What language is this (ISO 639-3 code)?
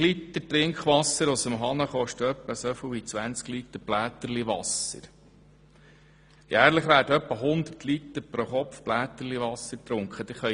gsw